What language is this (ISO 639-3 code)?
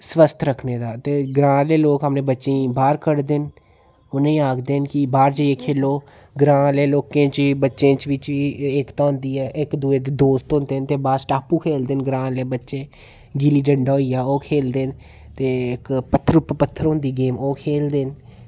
doi